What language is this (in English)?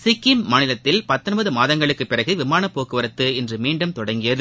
Tamil